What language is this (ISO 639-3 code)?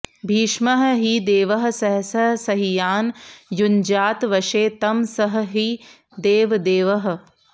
san